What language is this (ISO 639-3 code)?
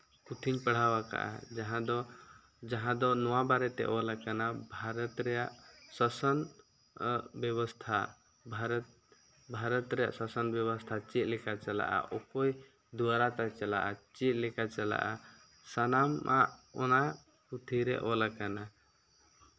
sat